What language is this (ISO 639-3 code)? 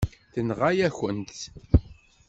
kab